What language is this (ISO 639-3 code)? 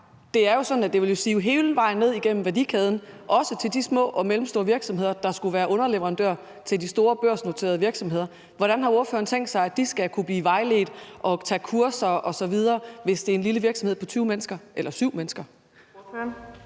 dan